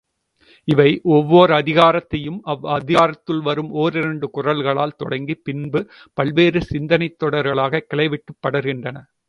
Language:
Tamil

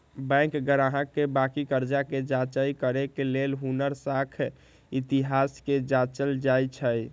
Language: Magahi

